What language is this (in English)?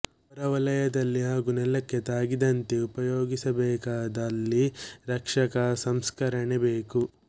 Kannada